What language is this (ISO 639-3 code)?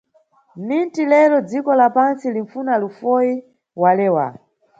nyu